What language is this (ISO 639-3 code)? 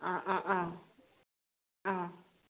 mni